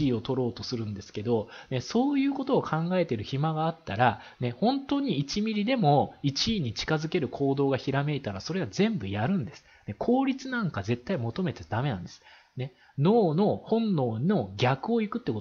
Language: Japanese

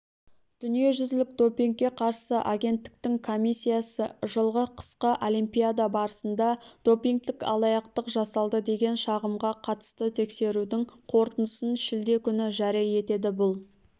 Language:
Kazakh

